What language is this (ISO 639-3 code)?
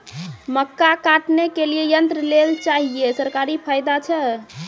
mai